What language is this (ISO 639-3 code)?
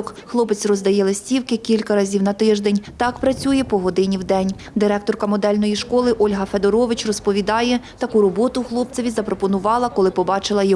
ukr